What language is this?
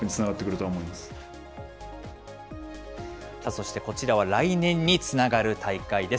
Japanese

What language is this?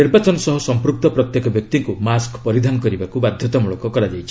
Odia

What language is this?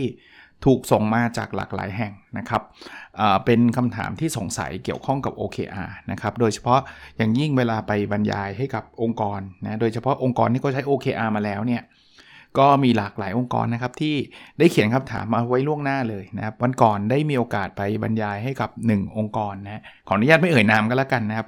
Thai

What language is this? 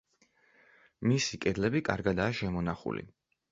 Georgian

